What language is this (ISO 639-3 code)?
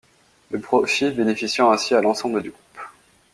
fra